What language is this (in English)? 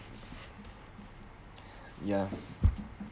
English